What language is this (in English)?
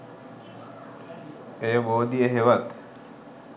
Sinhala